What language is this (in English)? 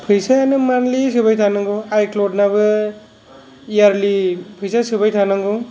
Bodo